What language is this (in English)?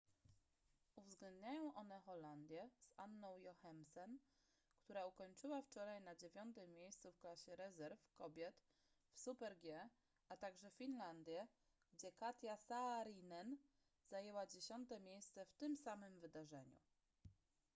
Polish